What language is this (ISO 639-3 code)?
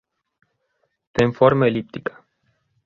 glg